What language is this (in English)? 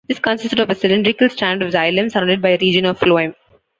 English